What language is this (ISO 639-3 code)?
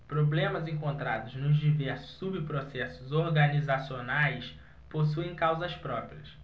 por